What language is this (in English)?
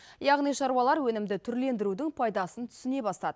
Kazakh